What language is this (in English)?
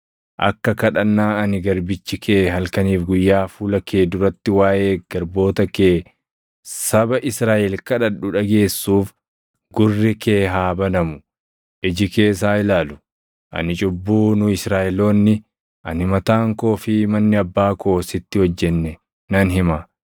Oromo